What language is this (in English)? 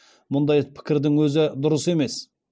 Kazakh